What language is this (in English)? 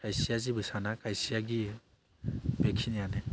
Bodo